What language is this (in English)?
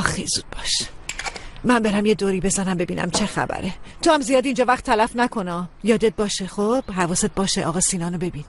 Persian